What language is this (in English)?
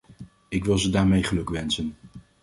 Dutch